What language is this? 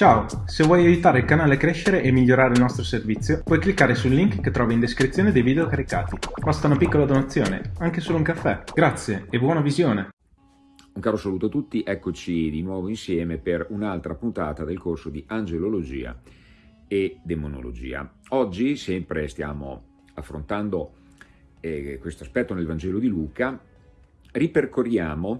Italian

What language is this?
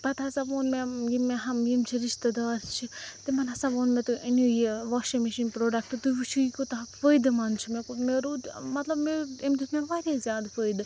Kashmiri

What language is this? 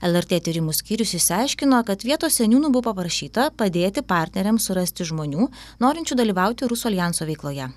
Lithuanian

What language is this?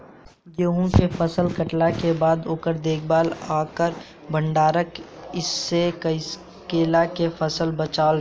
Bhojpuri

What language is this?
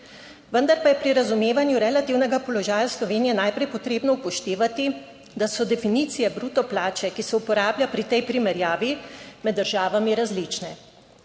Slovenian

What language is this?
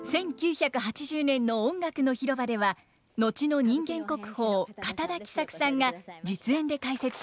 Japanese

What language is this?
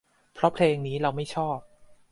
Thai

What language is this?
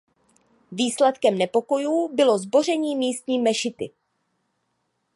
Czech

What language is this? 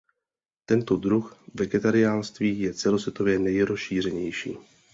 Czech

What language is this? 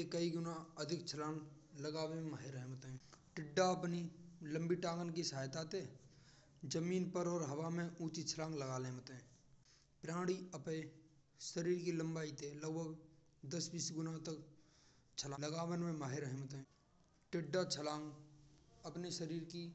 Braj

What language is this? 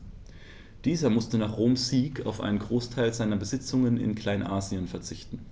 German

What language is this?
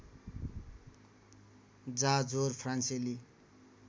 Nepali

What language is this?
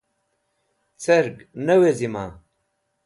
Wakhi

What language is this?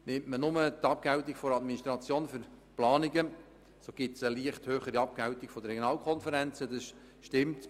Swiss German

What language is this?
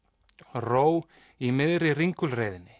Icelandic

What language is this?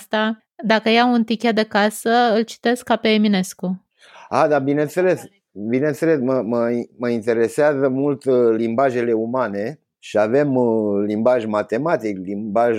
Romanian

